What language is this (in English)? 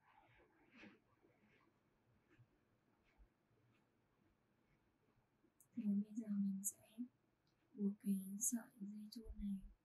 Vietnamese